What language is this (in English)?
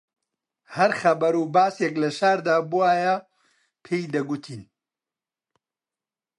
Central Kurdish